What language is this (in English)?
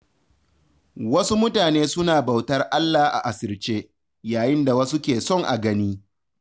Hausa